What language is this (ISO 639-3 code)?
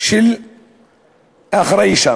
heb